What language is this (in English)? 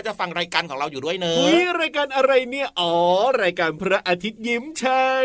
Thai